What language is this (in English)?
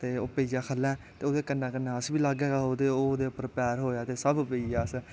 Dogri